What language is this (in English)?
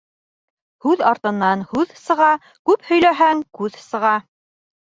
Bashkir